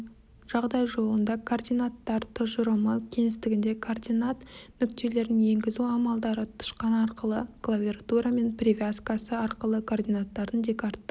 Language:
Kazakh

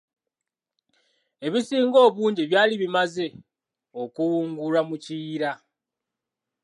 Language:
Ganda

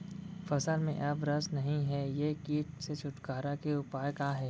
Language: Chhattisgarhi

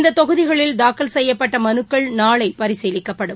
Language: Tamil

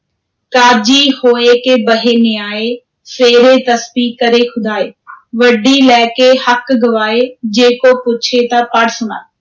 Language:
Punjabi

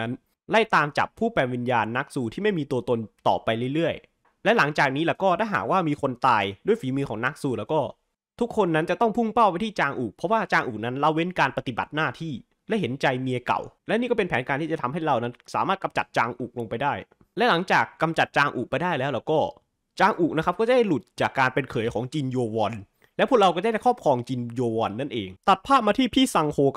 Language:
Thai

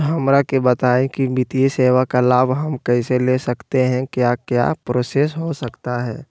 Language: Magahi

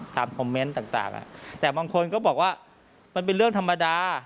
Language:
Thai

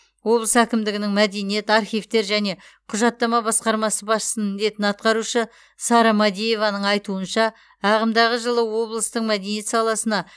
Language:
Kazakh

